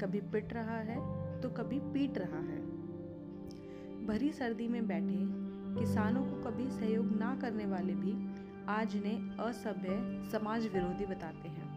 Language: Hindi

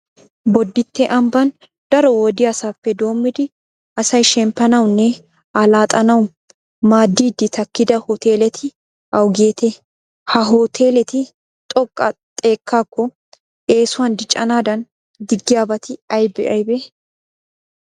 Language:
Wolaytta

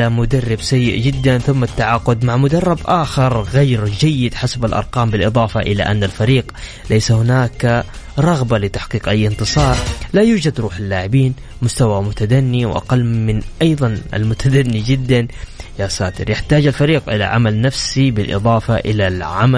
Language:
Arabic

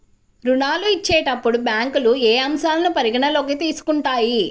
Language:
Telugu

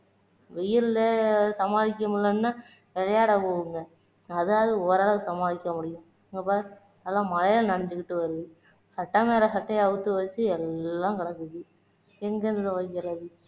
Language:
Tamil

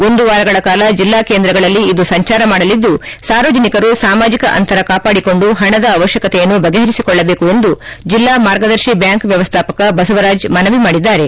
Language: Kannada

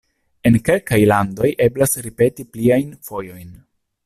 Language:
Esperanto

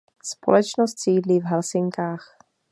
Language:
Czech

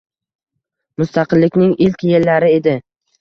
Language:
Uzbek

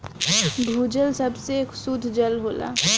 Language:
Bhojpuri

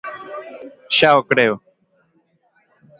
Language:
Galician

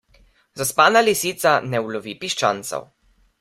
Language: Slovenian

